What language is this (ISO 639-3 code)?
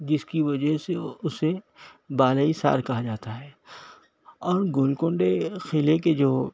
urd